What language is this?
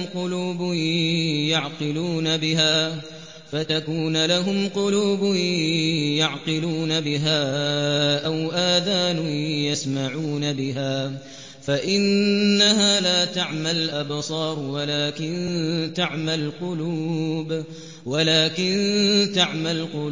Arabic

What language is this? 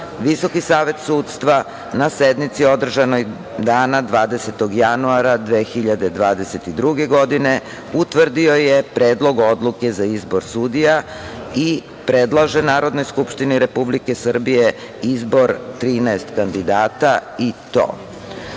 Serbian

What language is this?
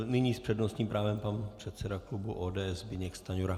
Czech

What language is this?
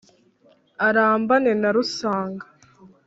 Kinyarwanda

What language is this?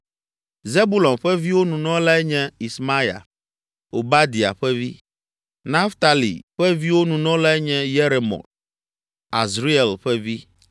Ewe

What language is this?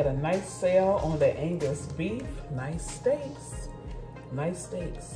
English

